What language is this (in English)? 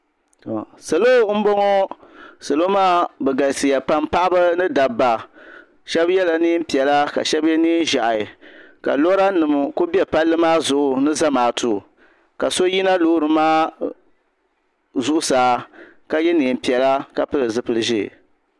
Dagbani